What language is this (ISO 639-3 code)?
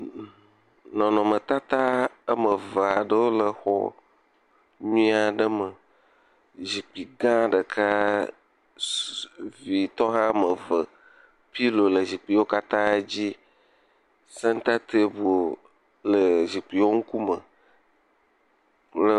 ewe